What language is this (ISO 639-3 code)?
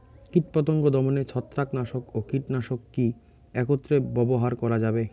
ben